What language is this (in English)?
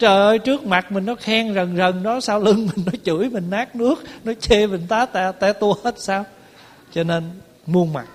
Vietnamese